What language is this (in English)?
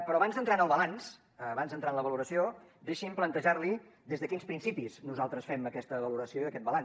Catalan